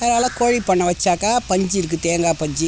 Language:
Tamil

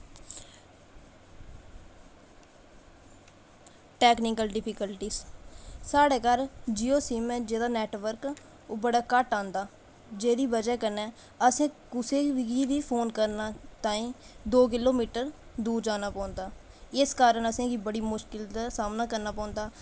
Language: Dogri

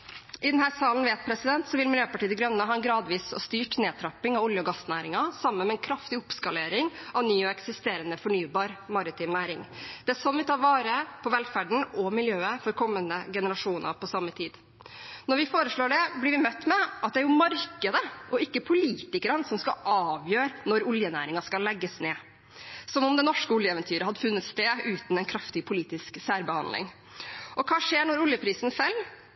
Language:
Norwegian Bokmål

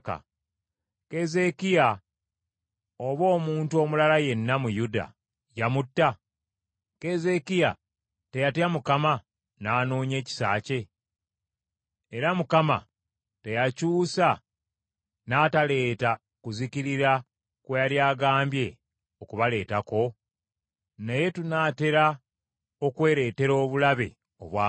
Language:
Ganda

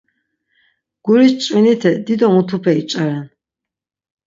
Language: Laz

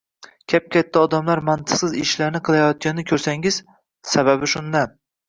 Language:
Uzbek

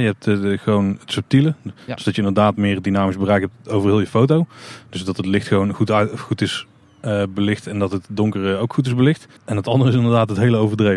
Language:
Dutch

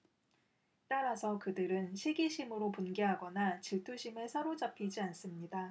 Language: Korean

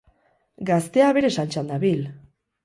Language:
Basque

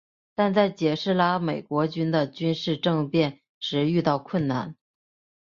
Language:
Chinese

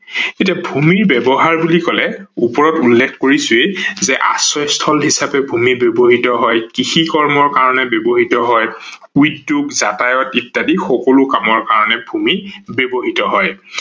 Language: Assamese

